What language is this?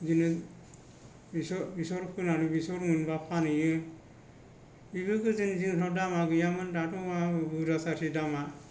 Bodo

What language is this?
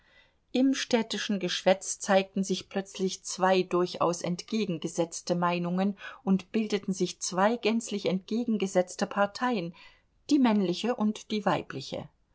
German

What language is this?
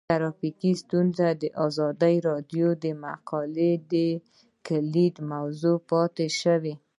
Pashto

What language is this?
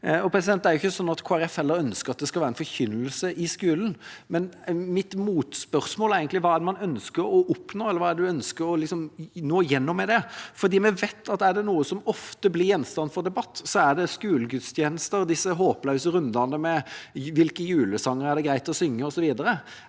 Norwegian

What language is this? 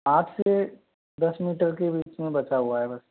Hindi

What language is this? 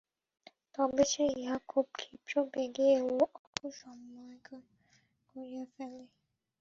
Bangla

